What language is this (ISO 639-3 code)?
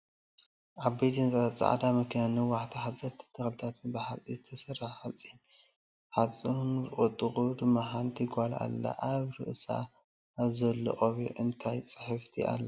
tir